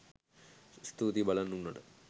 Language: Sinhala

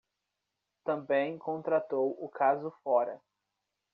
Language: Portuguese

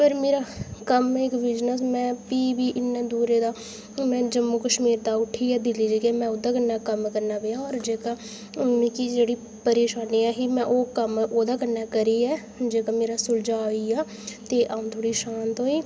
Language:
Dogri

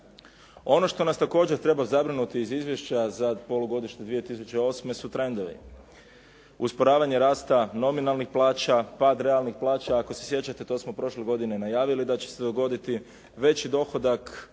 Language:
Croatian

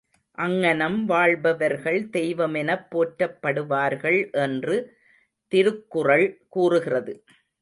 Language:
Tamil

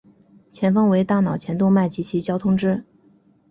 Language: Chinese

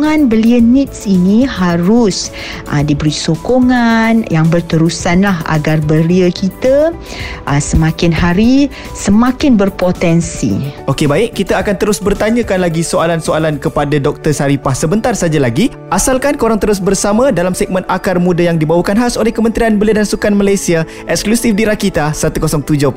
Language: Malay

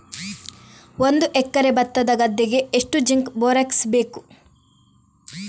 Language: Kannada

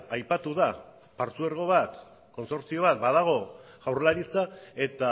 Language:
Basque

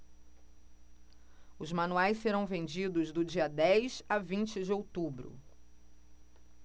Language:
Portuguese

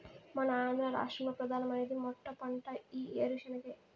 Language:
Telugu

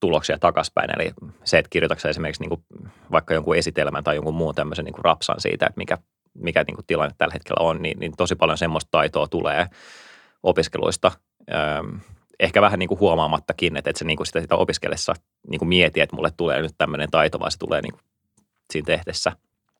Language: Finnish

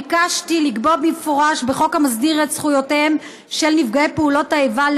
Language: Hebrew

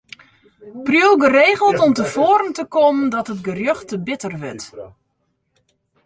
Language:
Western Frisian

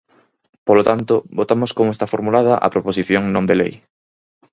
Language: Galician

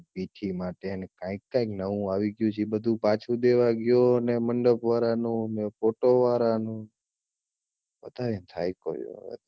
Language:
Gujarati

